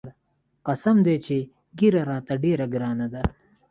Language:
Pashto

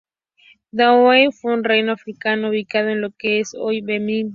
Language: Spanish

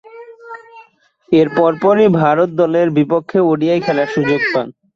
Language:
Bangla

